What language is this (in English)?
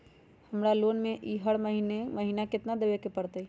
Magahi